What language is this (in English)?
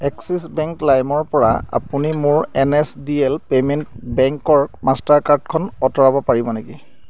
Assamese